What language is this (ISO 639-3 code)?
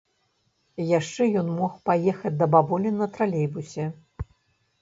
bel